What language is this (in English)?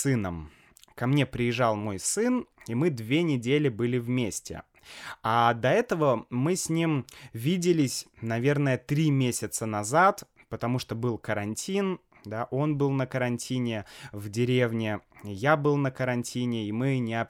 Russian